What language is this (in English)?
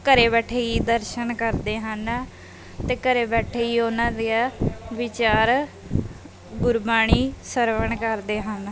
Punjabi